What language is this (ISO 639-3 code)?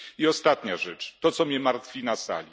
pol